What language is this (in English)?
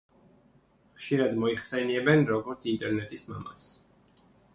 Georgian